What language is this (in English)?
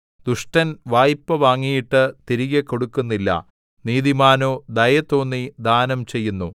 Malayalam